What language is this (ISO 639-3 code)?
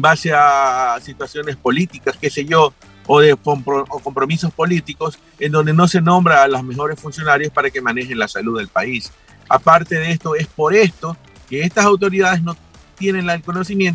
spa